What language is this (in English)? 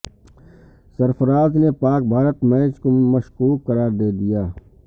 Urdu